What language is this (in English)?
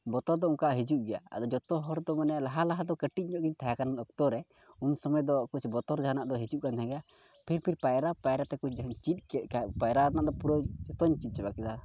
Santali